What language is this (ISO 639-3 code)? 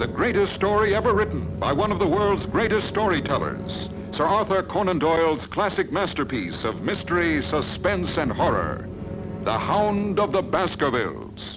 swe